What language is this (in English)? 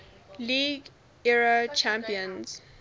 English